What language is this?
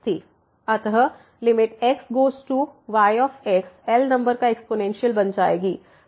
Hindi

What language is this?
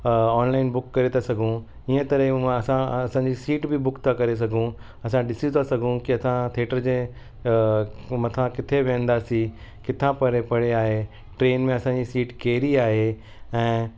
Sindhi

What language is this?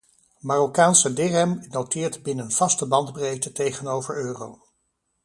Dutch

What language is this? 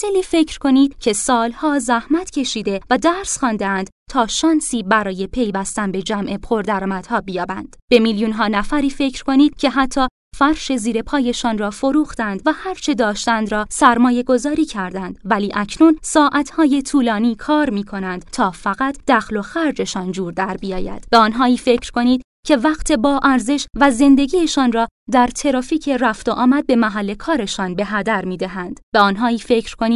Persian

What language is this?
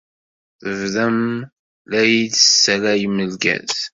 Kabyle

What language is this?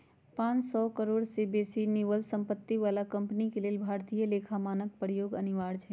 Magahi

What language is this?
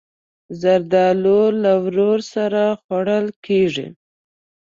Pashto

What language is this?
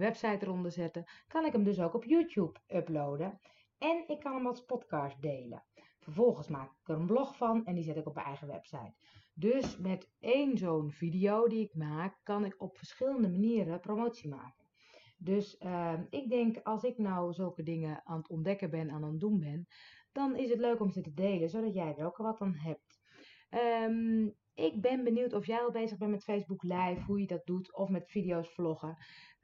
Dutch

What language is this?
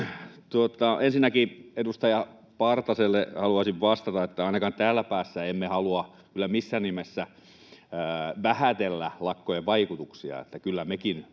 Finnish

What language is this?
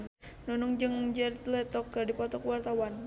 Sundanese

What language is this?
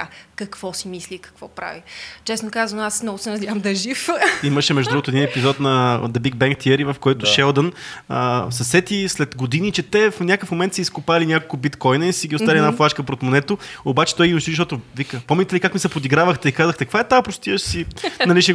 Bulgarian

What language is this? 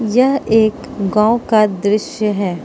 Hindi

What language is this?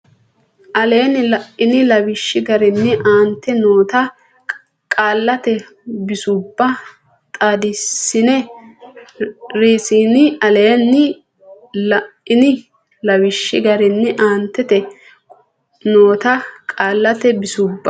Sidamo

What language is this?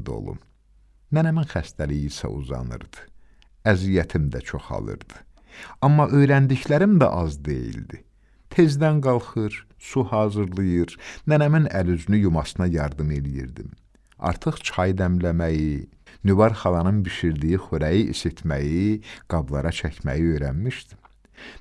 Turkish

